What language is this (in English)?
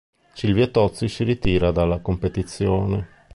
Italian